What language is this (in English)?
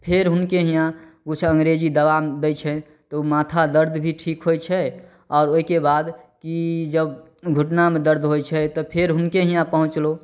Maithili